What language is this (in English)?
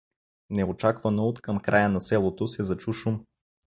Bulgarian